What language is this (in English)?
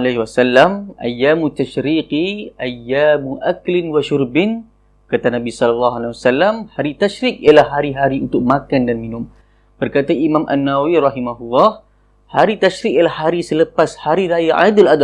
Malay